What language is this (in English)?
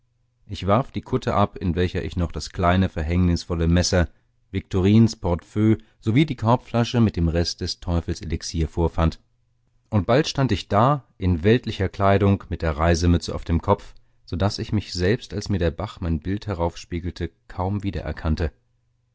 German